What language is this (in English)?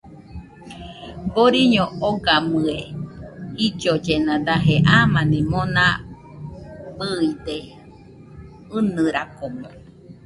Nüpode Huitoto